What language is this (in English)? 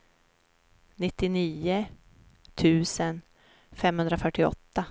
Swedish